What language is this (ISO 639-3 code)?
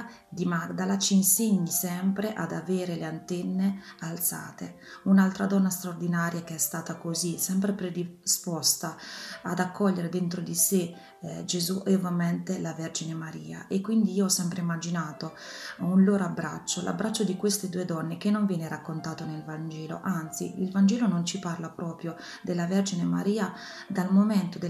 ita